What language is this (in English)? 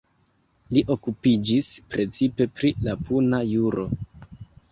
Esperanto